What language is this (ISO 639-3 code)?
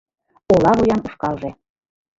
chm